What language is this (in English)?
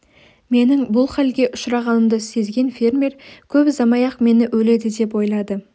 Kazakh